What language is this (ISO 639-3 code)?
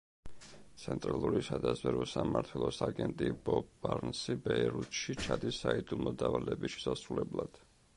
kat